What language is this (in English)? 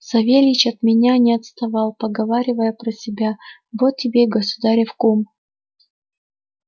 Russian